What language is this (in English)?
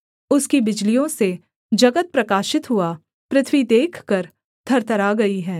Hindi